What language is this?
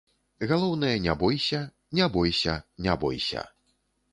Belarusian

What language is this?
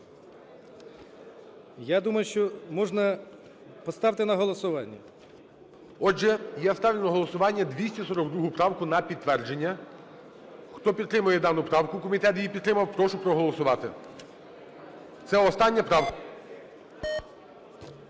Ukrainian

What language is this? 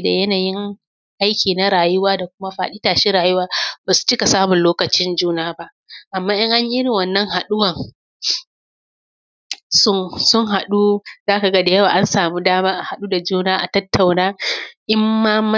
Hausa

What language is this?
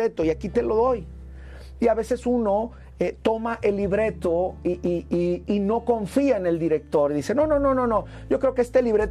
Spanish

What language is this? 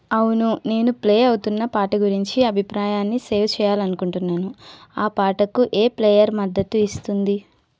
Telugu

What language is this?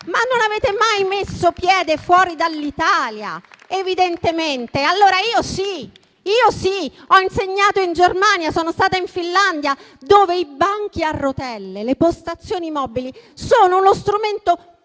Italian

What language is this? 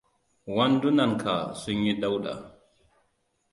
Hausa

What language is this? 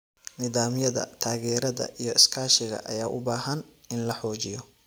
Somali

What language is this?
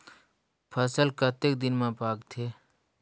Chhattisgarhi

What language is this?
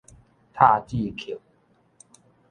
Min Nan Chinese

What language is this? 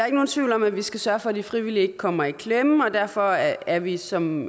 Danish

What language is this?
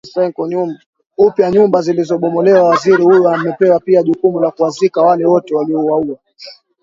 Swahili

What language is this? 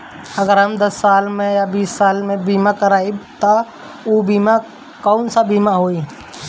Bhojpuri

